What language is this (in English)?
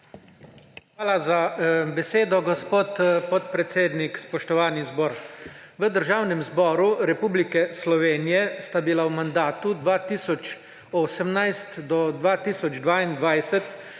Slovenian